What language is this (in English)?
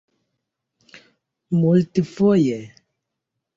Esperanto